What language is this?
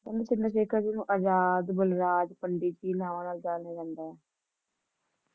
Punjabi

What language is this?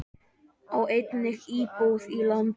Icelandic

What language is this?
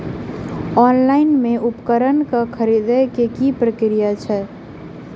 Maithili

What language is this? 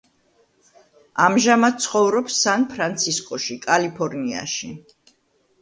Georgian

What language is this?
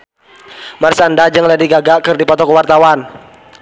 Sundanese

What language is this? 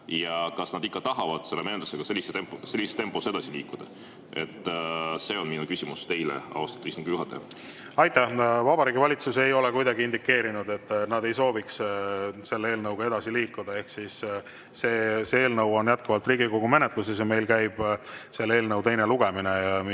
Estonian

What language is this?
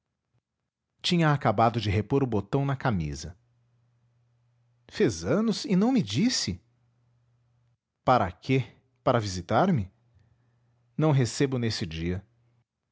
Portuguese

